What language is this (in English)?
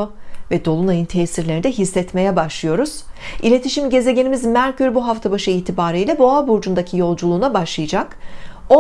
Turkish